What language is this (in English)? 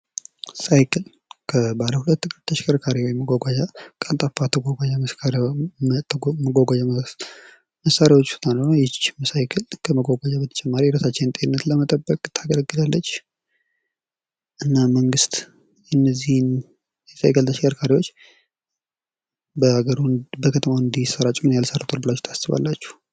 Amharic